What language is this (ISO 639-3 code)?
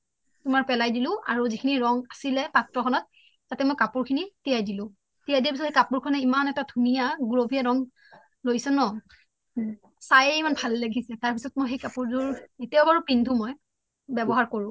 asm